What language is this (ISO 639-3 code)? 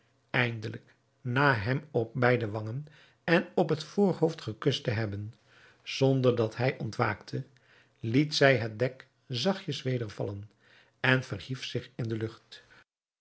nld